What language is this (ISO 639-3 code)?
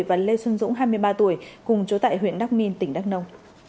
vie